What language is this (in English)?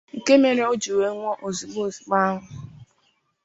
Igbo